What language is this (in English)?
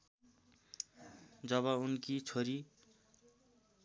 Nepali